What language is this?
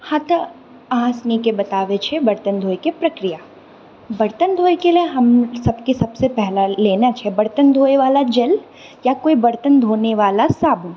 Maithili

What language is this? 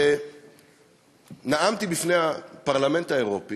Hebrew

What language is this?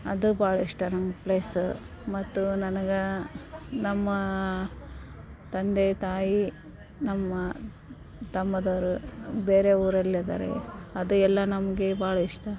Kannada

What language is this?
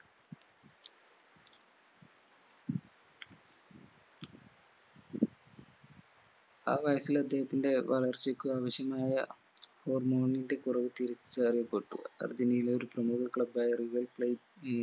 Malayalam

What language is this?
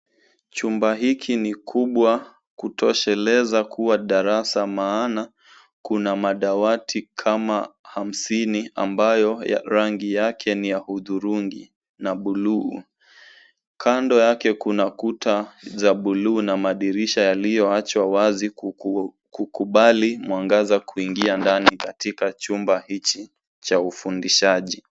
Swahili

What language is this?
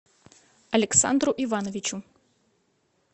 Russian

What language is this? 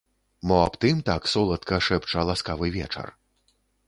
Belarusian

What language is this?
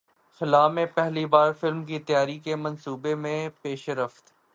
Urdu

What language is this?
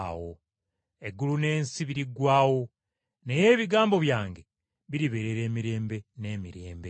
Ganda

